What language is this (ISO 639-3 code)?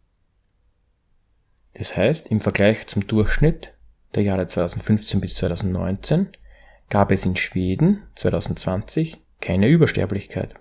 deu